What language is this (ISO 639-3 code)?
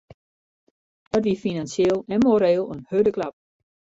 fry